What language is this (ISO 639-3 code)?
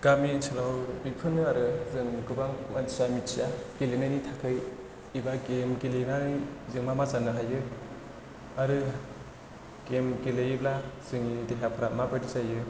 brx